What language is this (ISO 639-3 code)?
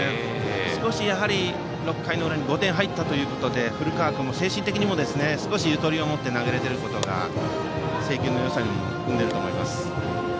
jpn